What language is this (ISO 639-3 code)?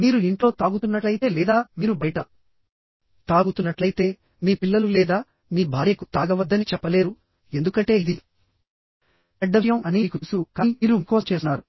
tel